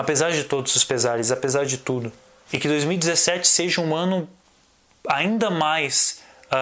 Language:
Portuguese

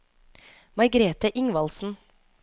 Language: Norwegian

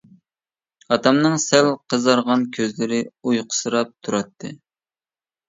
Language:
Uyghur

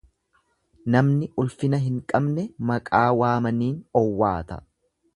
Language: Oromo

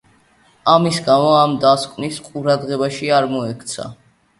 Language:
Georgian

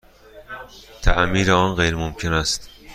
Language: Persian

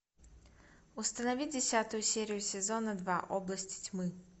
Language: Russian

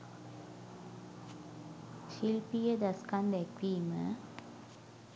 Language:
Sinhala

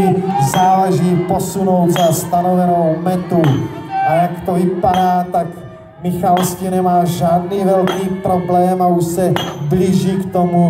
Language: Czech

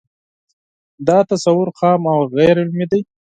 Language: Pashto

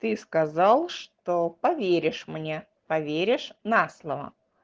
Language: Russian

